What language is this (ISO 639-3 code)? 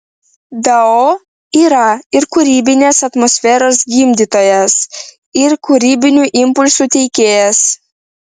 lit